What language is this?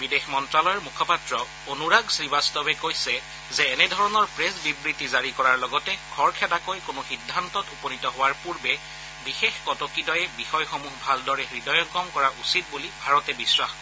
Assamese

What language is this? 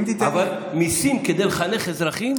Hebrew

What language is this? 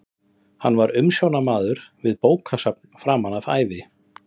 Icelandic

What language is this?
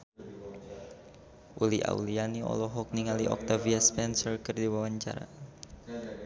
Sundanese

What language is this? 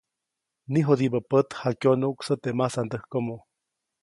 Copainalá Zoque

